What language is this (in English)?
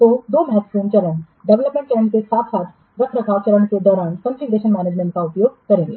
Hindi